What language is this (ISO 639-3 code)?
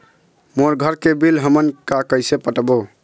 hne